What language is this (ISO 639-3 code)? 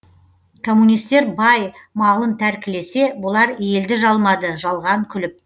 kaz